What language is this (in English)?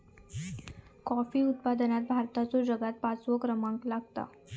Marathi